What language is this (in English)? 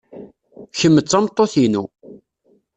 Kabyle